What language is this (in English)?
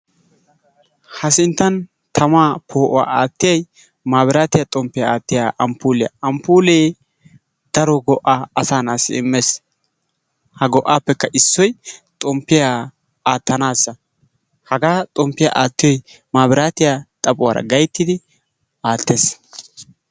Wolaytta